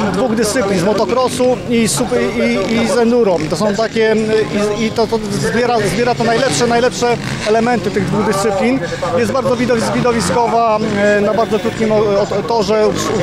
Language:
Polish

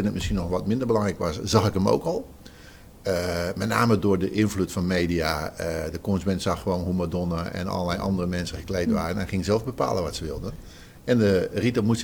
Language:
Dutch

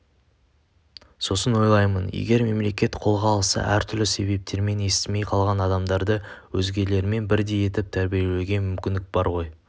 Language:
Kazakh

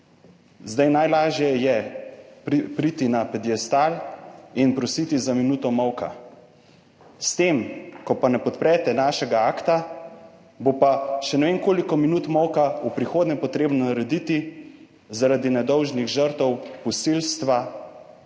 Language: Slovenian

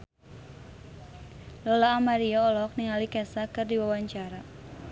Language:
Sundanese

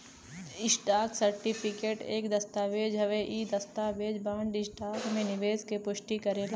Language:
Bhojpuri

